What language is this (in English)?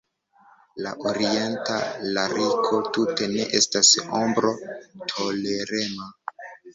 Esperanto